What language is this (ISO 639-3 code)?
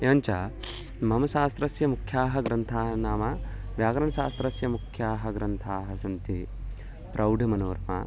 san